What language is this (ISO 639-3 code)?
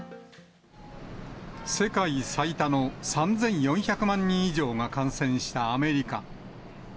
jpn